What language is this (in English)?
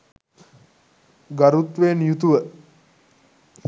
Sinhala